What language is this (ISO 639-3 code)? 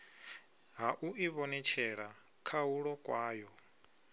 ven